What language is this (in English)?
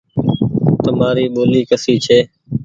Goaria